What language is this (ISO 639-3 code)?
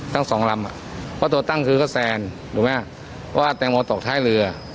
tha